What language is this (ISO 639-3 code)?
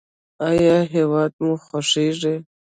pus